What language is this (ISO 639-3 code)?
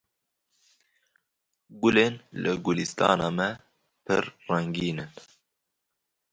kur